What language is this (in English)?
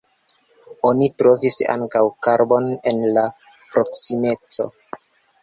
Esperanto